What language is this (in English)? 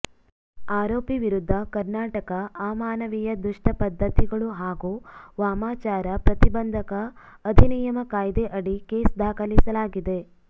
Kannada